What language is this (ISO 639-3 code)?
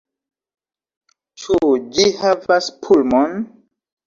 epo